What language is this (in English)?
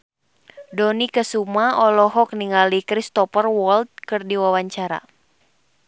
Sundanese